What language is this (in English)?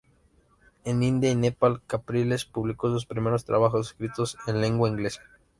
Spanish